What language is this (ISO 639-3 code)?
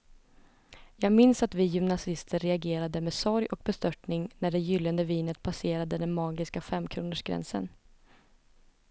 swe